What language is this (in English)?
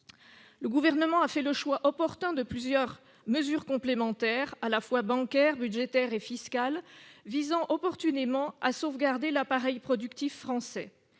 French